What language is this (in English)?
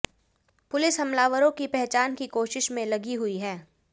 Hindi